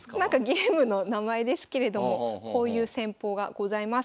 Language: Japanese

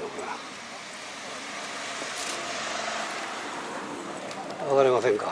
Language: Japanese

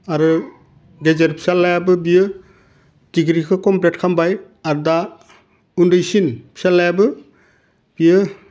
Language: Bodo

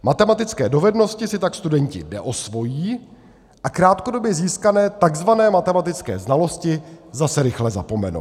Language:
Czech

